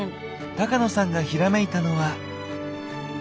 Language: Japanese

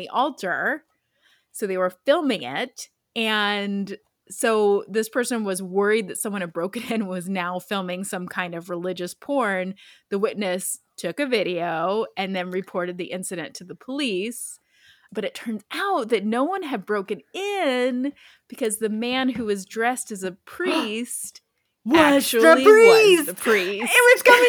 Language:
English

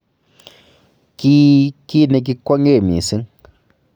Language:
Kalenjin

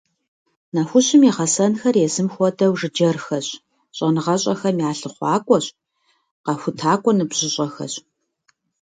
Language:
Kabardian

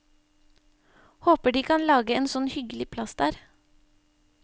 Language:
Norwegian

